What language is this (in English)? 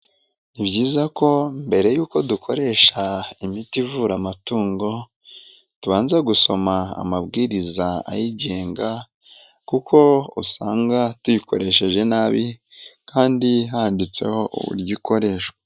Kinyarwanda